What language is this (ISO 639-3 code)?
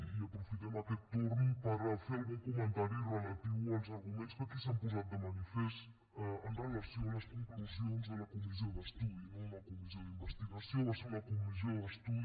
cat